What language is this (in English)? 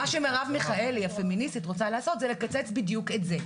Hebrew